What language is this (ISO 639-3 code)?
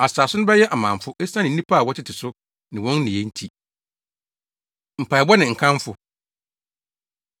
aka